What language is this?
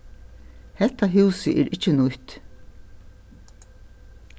Faroese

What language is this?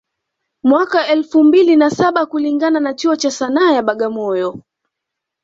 Swahili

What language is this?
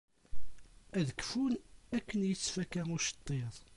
Kabyle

